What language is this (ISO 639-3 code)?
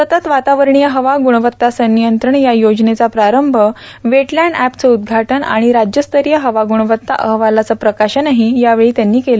mar